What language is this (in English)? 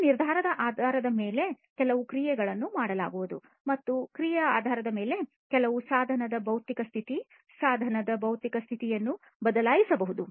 Kannada